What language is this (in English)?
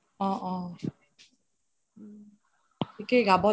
Assamese